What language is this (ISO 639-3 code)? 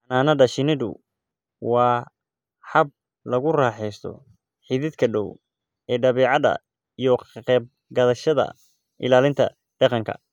som